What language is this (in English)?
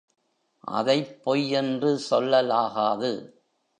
Tamil